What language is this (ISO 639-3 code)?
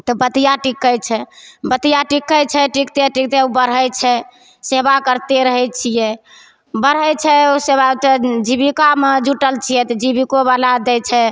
mai